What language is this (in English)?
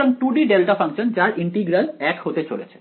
Bangla